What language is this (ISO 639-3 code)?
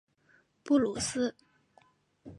zho